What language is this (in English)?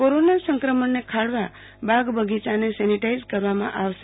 Gujarati